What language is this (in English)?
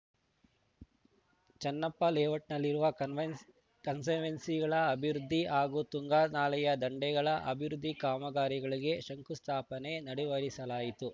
Kannada